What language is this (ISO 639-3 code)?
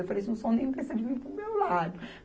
por